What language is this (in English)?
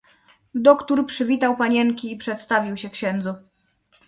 Polish